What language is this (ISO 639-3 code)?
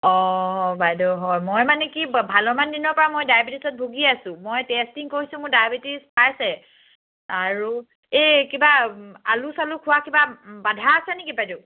asm